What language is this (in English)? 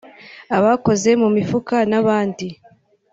Kinyarwanda